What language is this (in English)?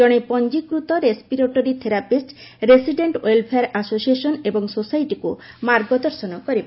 Odia